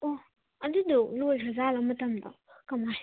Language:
Manipuri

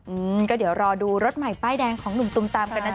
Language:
Thai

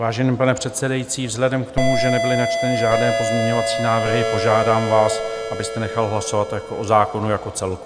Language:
Czech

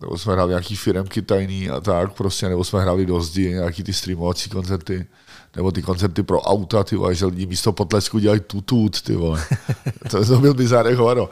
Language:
Czech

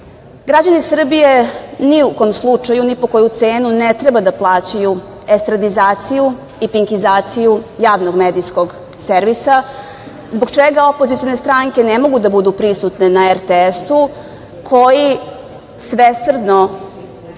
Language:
Serbian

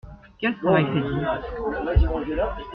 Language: French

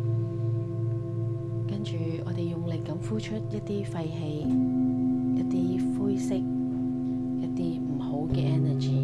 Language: Chinese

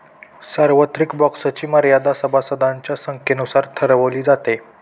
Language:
Marathi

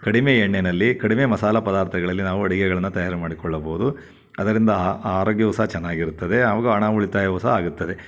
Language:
Kannada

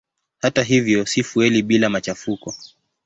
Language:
Swahili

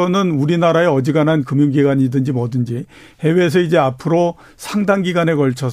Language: Korean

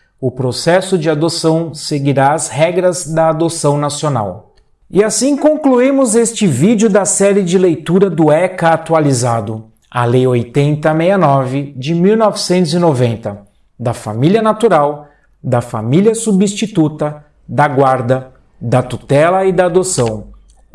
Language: Portuguese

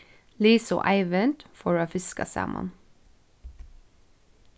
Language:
Faroese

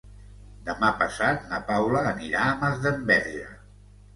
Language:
Catalan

